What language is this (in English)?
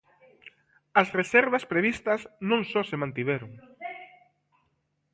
Galician